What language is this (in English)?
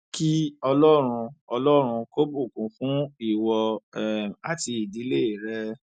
Yoruba